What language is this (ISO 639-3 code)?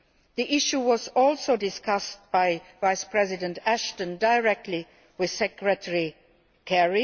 eng